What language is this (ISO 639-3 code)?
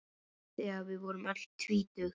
isl